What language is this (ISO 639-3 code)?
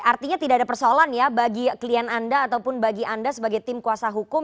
ind